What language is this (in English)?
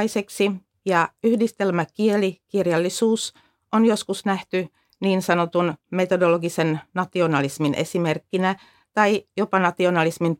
Finnish